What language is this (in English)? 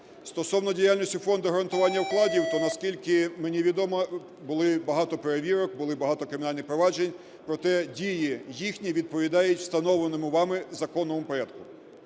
Ukrainian